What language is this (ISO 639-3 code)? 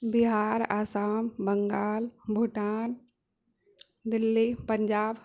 mai